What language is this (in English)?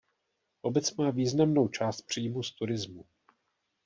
Czech